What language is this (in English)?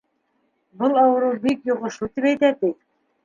Bashkir